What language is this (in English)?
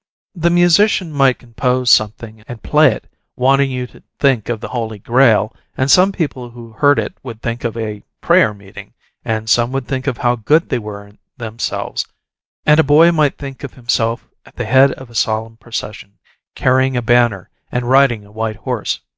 English